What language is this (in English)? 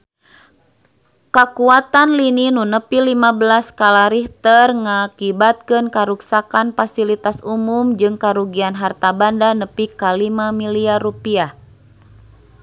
Sundanese